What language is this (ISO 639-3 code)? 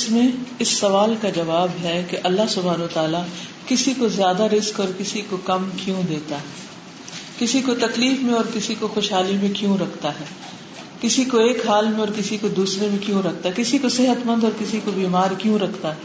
urd